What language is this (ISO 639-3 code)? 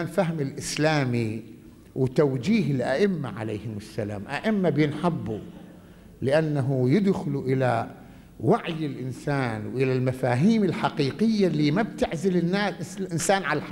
ara